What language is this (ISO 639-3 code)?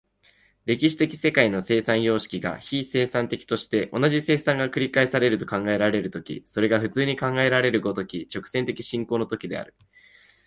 jpn